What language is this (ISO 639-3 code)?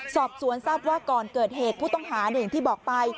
tha